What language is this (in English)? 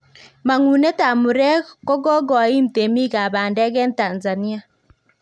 Kalenjin